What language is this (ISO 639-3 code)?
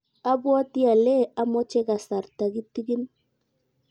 kln